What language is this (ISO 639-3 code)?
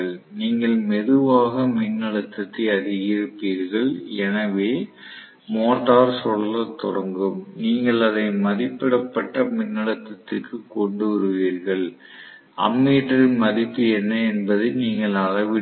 tam